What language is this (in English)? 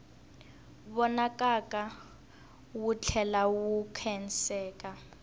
Tsonga